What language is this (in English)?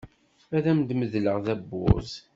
Kabyle